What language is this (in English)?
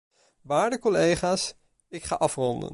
Dutch